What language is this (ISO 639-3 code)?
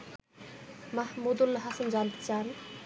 ben